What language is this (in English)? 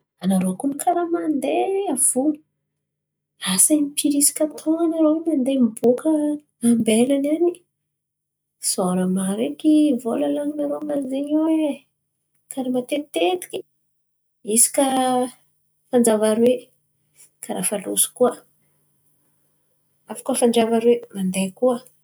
Antankarana Malagasy